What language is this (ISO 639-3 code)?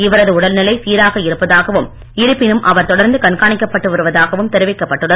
tam